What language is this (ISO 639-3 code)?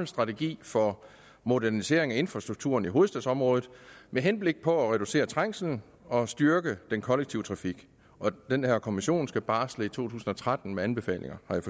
dan